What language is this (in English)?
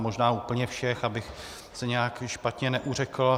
Czech